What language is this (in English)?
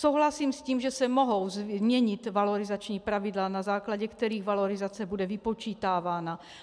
Czech